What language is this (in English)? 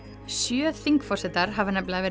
Icelandic